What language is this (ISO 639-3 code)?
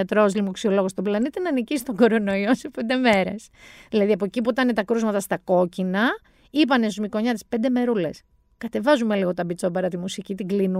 ell